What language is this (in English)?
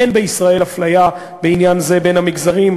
Hebrew